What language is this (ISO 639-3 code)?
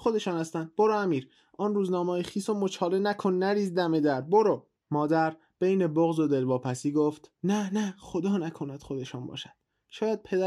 fas